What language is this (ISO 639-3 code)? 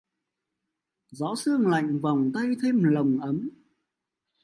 vie